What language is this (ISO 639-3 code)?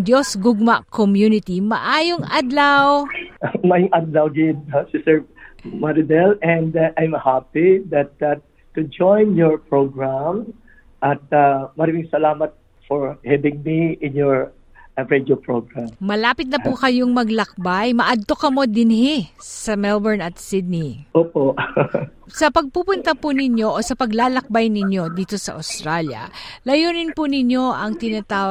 fil